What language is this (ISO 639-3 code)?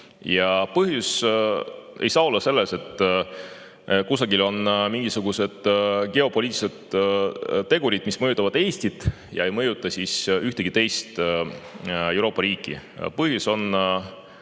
est